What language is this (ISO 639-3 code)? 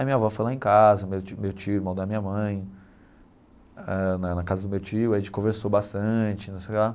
por